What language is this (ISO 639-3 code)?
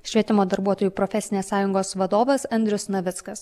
lit